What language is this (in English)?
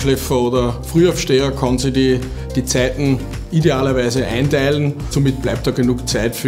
German